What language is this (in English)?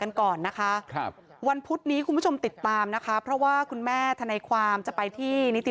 Thai